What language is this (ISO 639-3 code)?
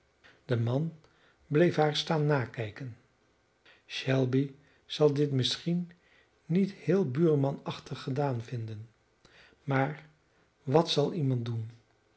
nld